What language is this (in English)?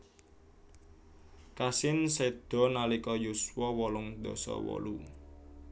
Javanese